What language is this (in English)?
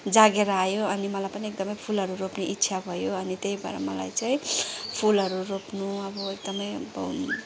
Nepali